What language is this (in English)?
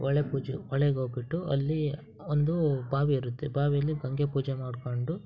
Kannada